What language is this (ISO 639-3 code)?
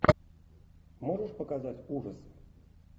rus